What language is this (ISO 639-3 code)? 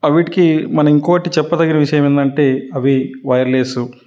tel